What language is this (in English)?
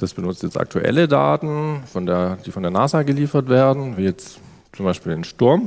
German